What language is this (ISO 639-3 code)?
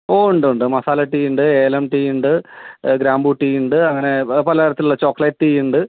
mal